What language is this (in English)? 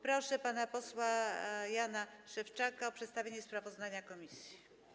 Polish